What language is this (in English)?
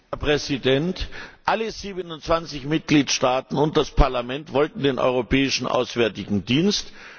German